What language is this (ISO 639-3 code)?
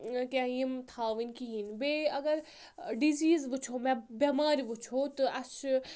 kas